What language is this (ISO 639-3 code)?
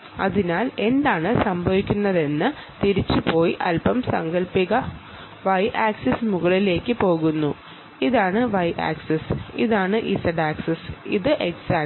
mal